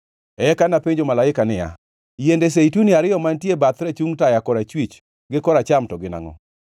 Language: Luo (Kenya and Tanzania)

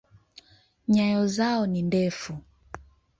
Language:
Swahili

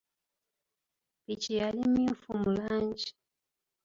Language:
Ganda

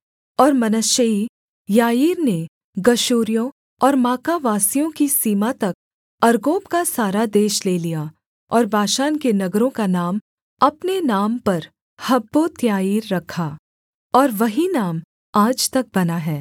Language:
Hindi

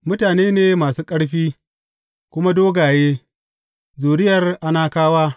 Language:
Hausa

